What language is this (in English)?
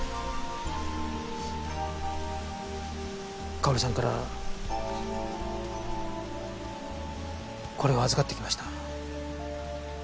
Japanese